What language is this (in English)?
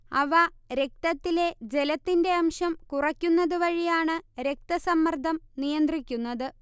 Malayalam